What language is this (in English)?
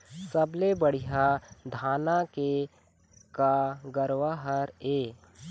Chhattisgarhi